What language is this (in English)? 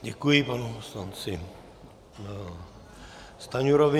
Czech